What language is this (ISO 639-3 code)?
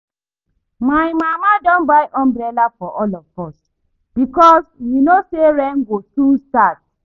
pcm